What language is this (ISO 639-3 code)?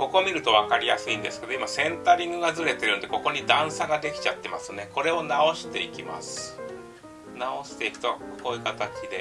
jpn